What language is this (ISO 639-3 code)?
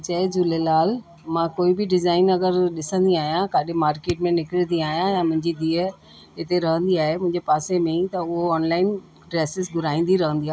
snd